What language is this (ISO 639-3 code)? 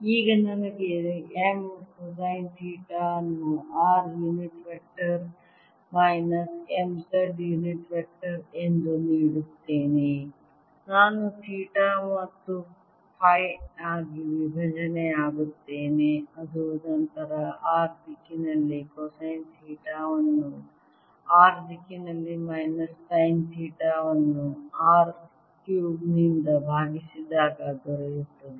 kan